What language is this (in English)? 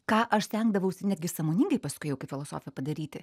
Lithuanian